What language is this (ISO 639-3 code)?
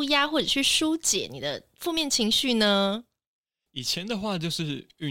zho